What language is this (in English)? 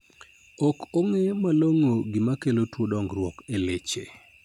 Luo (Kenya and Tanzania)